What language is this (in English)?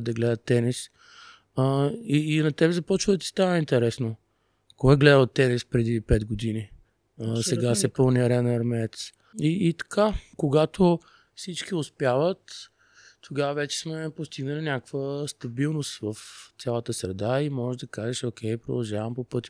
Bulgarian